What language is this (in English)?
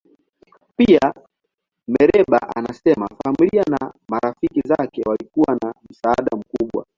Swahili